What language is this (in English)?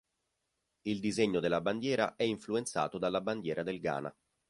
Italian